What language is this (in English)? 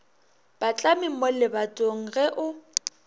Northern Sotho